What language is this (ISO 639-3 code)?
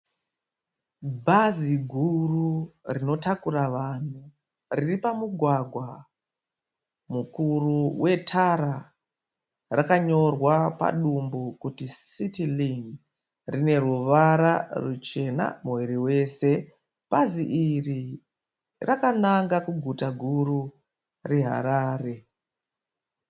sna